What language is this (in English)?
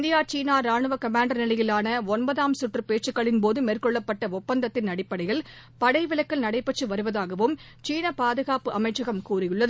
Tamil